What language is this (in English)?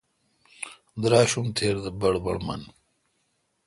Kalkoti